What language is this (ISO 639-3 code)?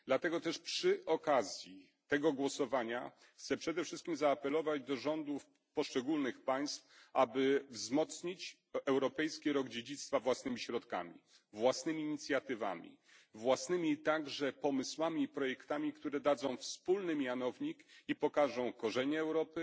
pol